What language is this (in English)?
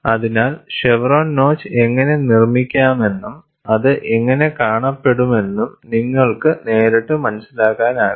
Malayalam